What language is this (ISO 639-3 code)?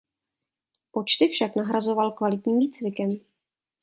ces